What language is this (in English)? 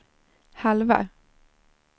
Swedish